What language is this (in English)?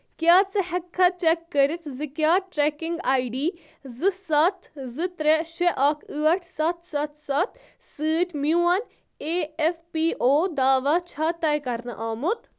Kashmiri